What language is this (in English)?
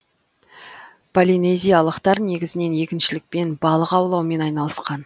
Kazakh